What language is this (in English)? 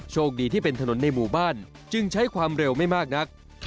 Thai